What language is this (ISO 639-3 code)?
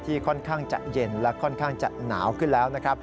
tha